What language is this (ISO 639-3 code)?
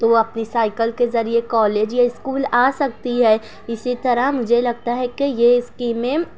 urd